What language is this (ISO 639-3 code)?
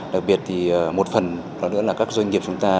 vie